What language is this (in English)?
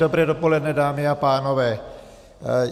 Czech